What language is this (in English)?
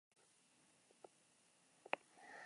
Basque